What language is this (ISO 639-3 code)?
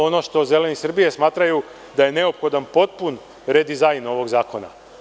srp